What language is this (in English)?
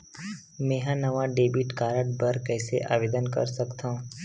Chhattisgarhi